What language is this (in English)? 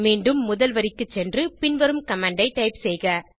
Tamil